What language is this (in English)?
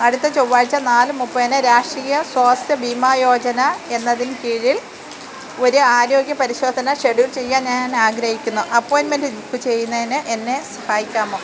Malayalam